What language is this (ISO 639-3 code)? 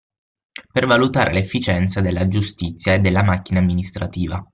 ita